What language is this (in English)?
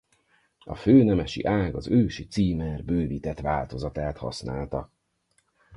Hungarian